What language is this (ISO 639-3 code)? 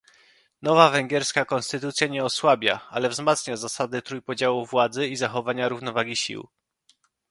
pol